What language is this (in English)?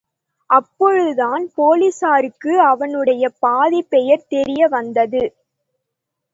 Tamil